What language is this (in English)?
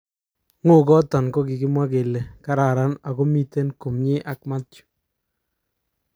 Kalenjin